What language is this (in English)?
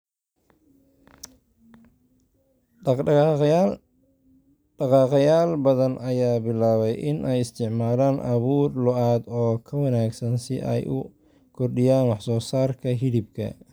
Somali